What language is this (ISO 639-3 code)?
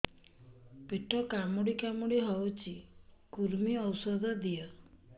ori